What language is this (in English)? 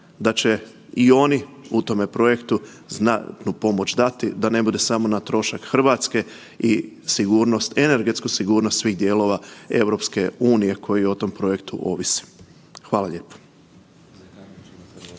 Croatian